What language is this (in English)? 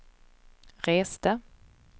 Swedish